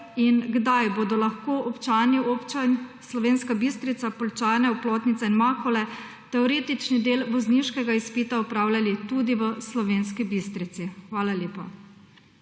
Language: Slovenian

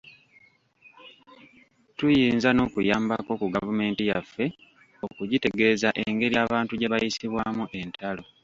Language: Ganda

